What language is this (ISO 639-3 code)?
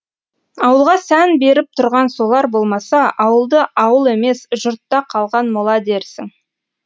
kaz